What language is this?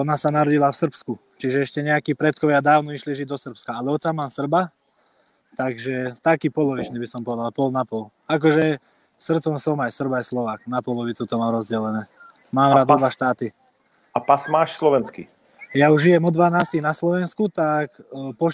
Czech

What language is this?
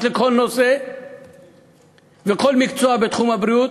Hebrew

